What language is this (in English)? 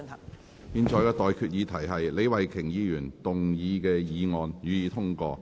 Cantonese